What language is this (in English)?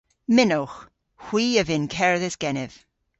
Cornish